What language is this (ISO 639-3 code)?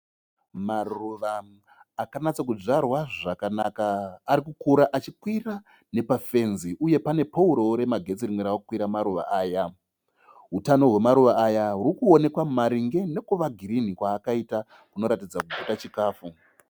sna